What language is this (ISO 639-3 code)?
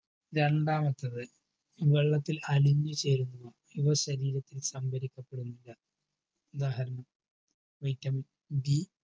mal